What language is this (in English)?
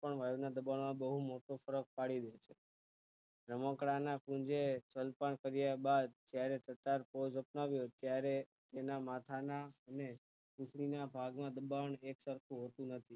Gujarati